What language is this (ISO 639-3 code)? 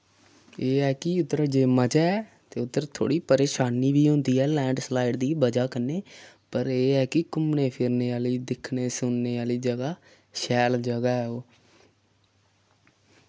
doi